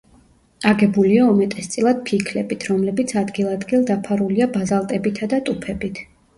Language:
Georgian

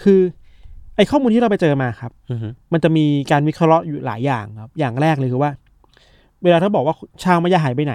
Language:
Thai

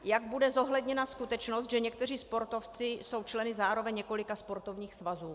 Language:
Czech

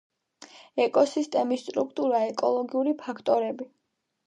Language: Georgian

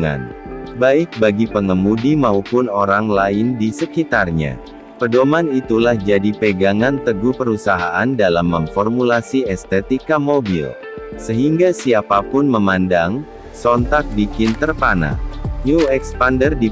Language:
Indonesian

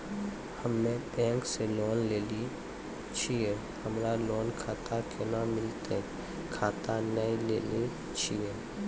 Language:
Maithili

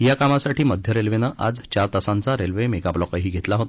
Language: Marathi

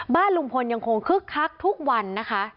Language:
Thai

